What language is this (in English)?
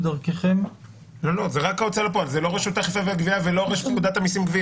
Hebrew